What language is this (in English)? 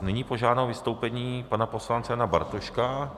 Czech